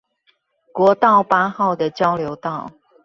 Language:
Chinese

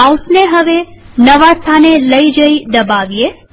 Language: Gujarati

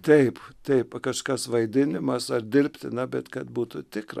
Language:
Lithuanian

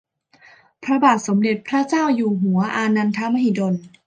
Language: Thai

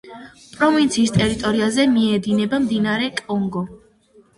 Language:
Georgian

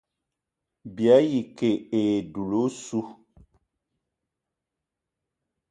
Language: Eton (Cameroon)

